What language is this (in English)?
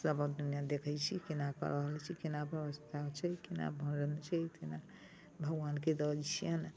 Maithili